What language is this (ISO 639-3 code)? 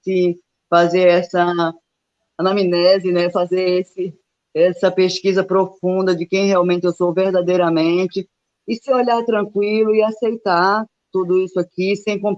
por